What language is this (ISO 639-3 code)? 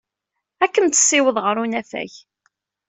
kab